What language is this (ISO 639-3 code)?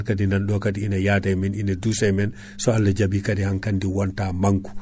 ful